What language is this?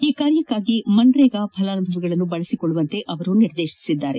Kannada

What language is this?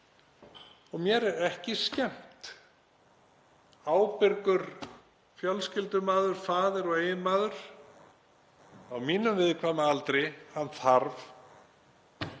Icelandic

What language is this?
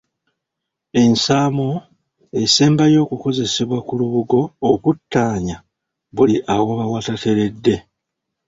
Ganda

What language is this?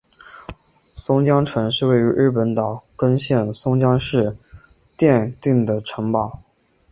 Chinese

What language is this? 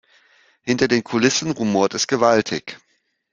German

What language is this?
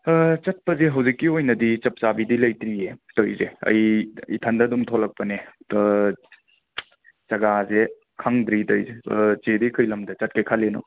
Manipuri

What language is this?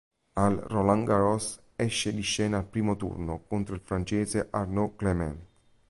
Italian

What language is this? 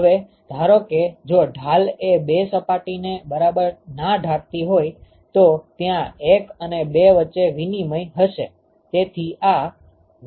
Gujarati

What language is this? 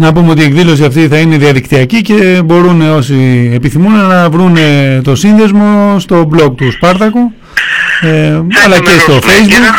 Greek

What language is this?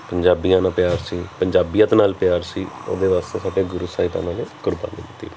Punjabi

